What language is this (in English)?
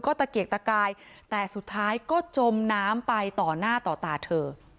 Thai